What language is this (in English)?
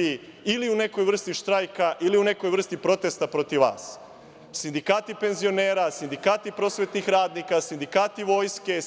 Serbian